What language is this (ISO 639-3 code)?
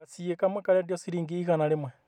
kik